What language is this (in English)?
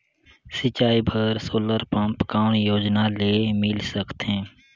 Chhattisgarhi